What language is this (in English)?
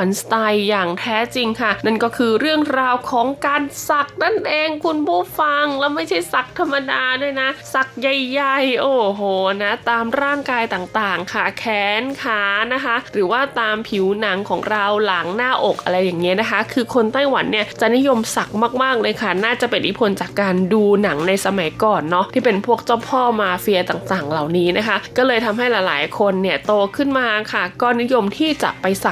Thai